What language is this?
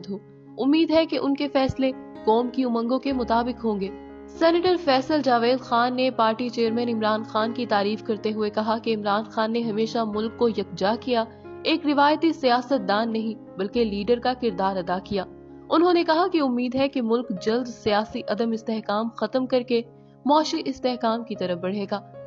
Hindi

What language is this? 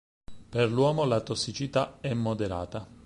Italian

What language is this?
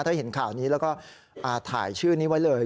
Thai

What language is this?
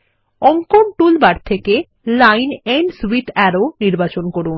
Bangla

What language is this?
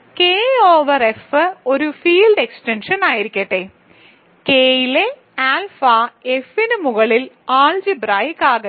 Malayalam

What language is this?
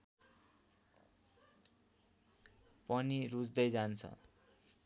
Nepali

